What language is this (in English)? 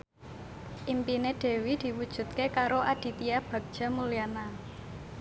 Javanese